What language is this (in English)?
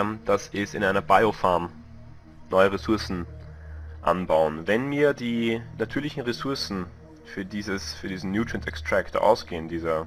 German